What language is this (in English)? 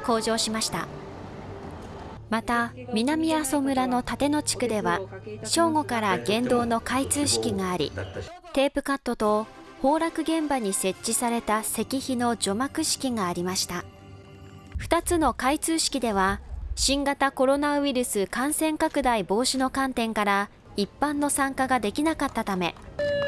Japanese